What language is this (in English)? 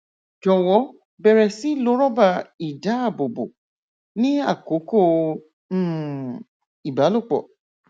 Yoruba